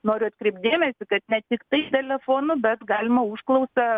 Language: Lithuanian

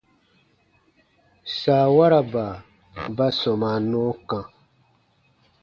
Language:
Baatonum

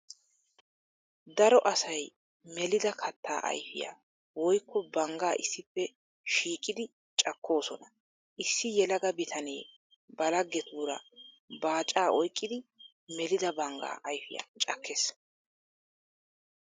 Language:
Wolaytta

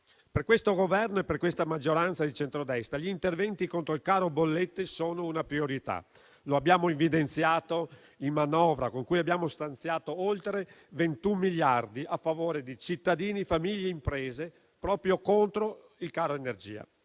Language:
Italian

